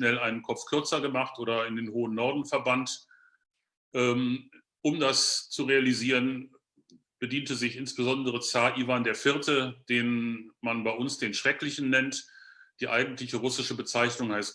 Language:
German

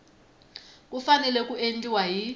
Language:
Tsonga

